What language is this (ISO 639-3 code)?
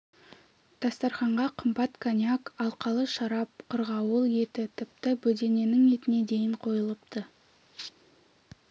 kaz